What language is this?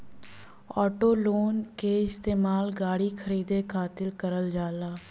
Bhojpuri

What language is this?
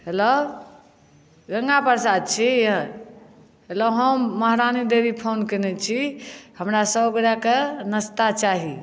Maithili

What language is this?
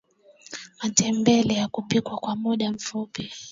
Swahili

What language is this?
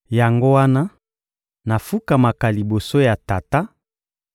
Lingala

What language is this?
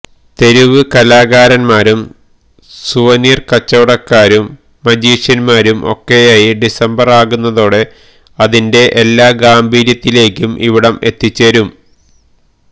Malayalam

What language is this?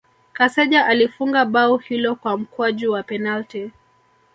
Swahili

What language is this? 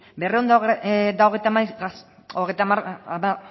Basque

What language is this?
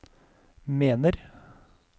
Norwegian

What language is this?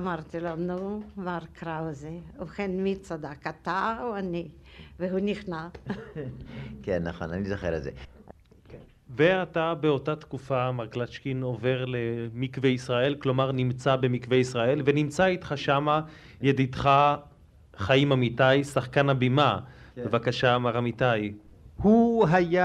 Hebrew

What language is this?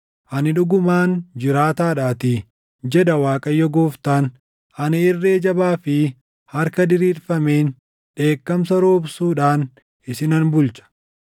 Oromo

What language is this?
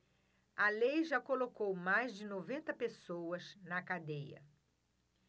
Portuguese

